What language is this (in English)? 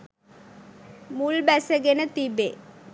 Sinhala